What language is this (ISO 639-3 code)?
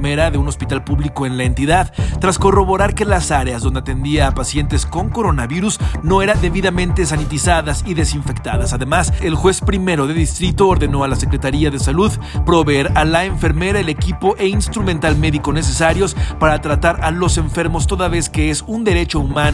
spa